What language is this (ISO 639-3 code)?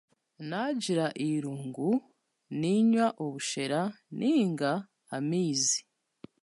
cgg